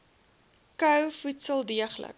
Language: Afrikaans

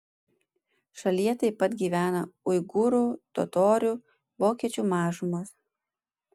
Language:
Lithuanian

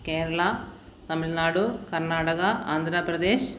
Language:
Malayalam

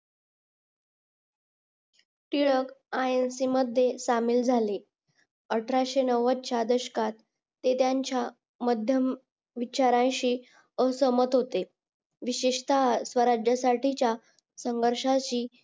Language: Marathi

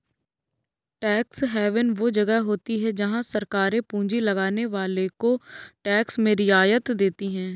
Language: Hindi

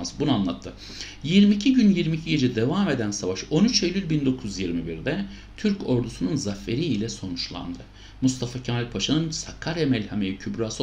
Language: Turkish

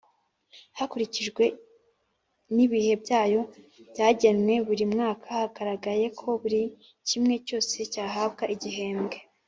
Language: Kinyarwanda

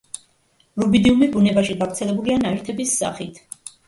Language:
Georgian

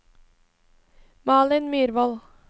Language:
Norwegian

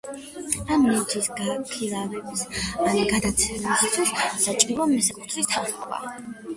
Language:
Georgian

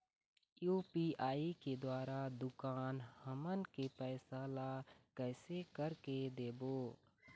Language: Chhattisgarhi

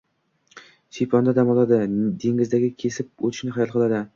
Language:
Uzbek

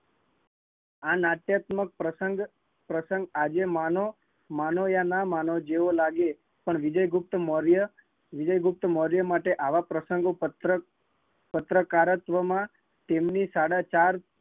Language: Gujarati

